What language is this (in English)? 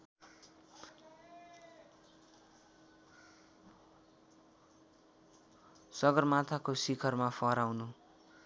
Nepali